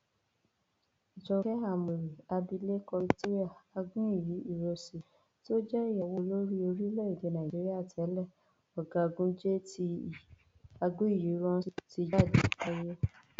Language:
Yoruba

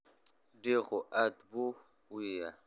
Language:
Somali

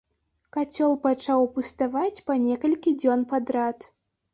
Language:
Belarusian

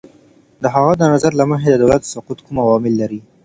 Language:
Pashto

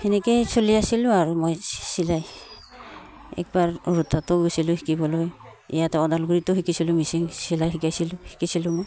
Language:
Assamese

